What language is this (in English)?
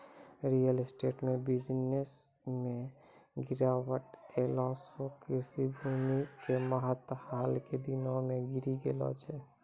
Maithili